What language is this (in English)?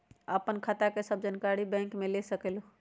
Magahi